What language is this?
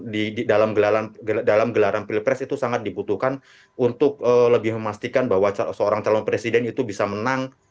Indonesian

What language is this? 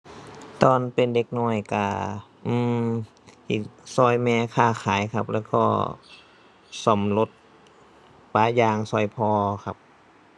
Thai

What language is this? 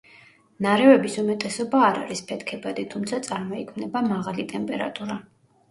Georgian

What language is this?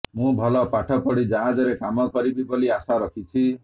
Odia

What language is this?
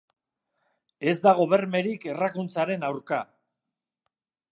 Basque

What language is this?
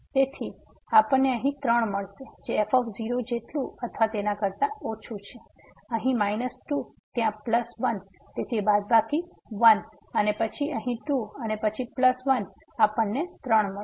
Gujarati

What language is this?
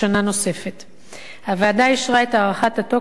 Hebrew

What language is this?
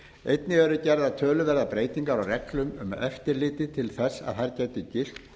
Icelandic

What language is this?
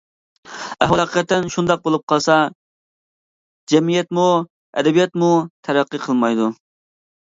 Uyghur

